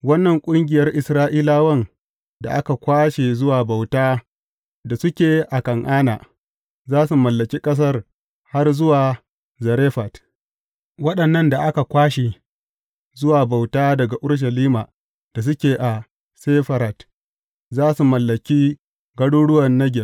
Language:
Hausa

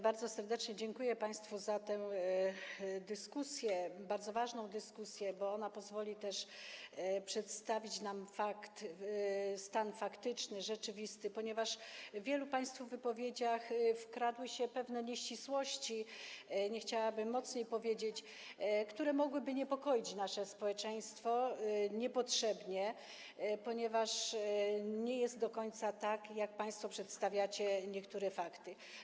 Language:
Polish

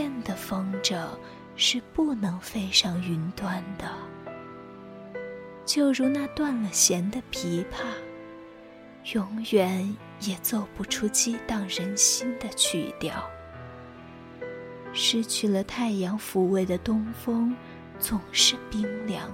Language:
Chinese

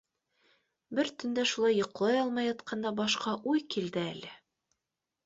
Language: Bashkir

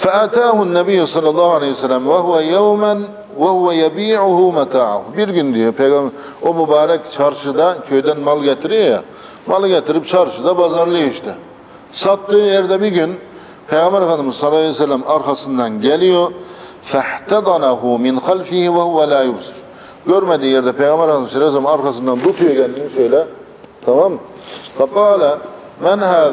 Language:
Turkish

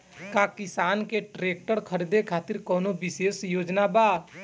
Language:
Bhojpuri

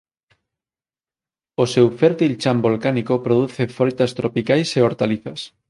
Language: Galician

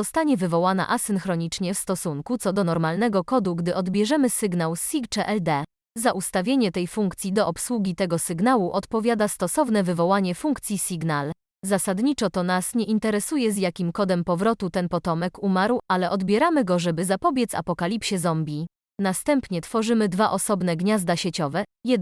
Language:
Polish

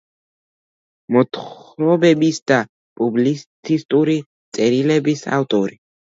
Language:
Georgian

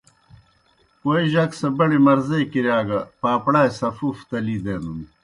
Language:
Kohistani Shina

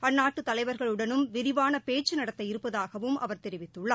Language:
Tamil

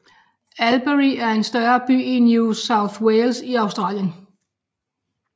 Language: Danish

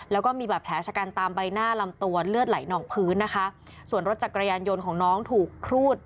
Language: Thai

